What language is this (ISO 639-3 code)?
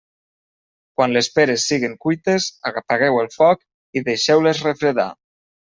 cat